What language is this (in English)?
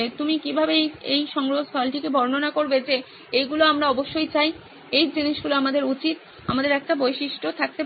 Bangla